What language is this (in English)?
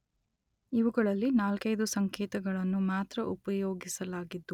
Kannada